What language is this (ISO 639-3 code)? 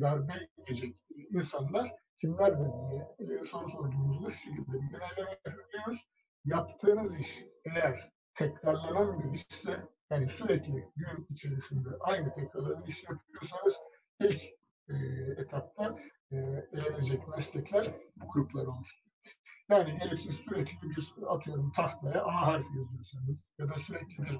tur